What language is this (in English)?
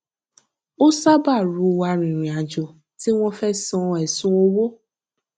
Yoruba